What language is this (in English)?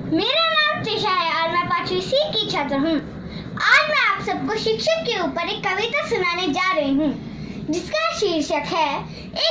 Hindi